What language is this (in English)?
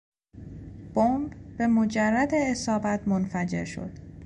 Persian